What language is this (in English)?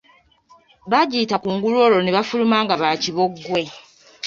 Ganda